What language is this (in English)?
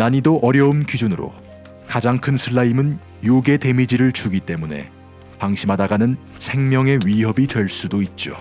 Korean